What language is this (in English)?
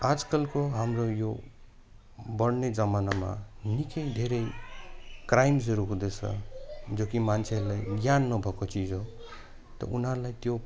Nepali